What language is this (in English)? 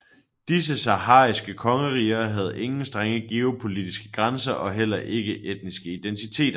Danish